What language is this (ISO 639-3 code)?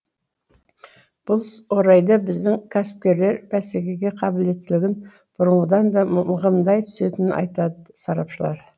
kaz